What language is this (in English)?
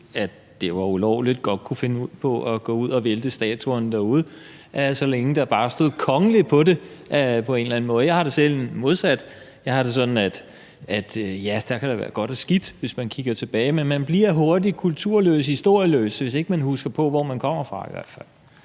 Danish